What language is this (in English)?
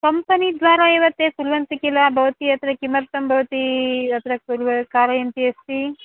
Sanskrit